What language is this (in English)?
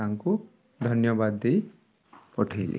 Odia